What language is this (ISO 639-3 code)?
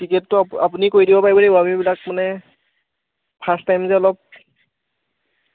asm